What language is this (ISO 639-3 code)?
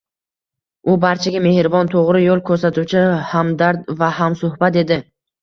uzb